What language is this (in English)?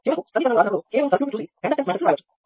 Telugu